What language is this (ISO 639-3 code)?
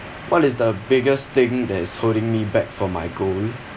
eng